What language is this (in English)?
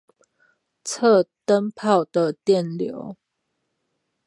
Chinese